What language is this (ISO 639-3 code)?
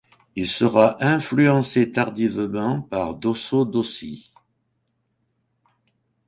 fra